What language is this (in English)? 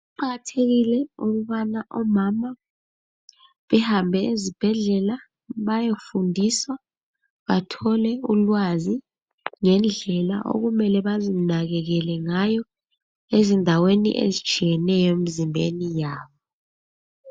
North Ndebele